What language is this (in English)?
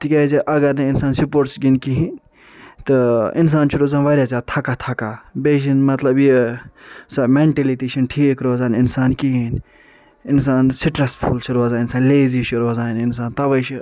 Kashmiri